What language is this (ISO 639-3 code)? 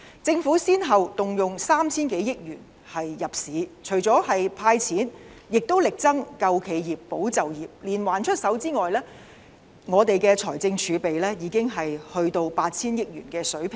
yue